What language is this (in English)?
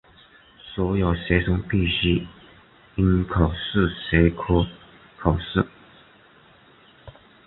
Chinese